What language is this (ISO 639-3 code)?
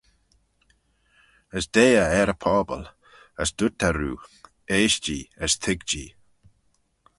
glv